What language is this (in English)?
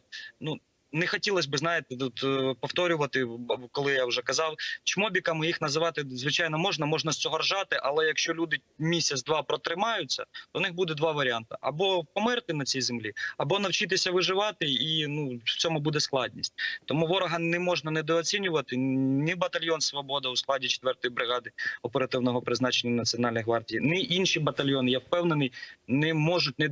Ukrainian